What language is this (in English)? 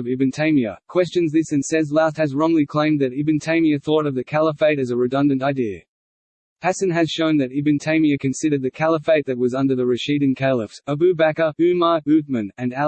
English